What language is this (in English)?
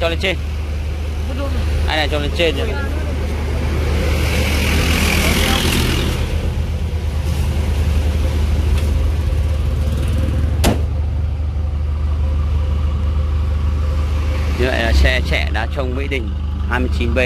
Vietnamese